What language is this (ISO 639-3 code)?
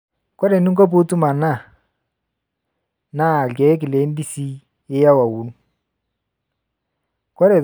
mas